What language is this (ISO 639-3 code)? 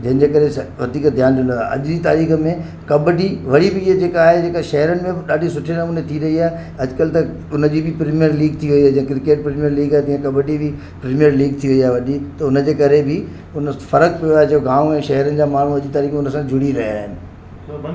snd